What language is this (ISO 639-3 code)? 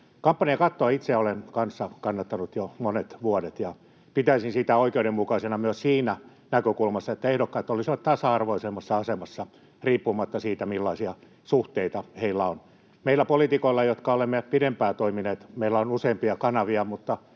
fin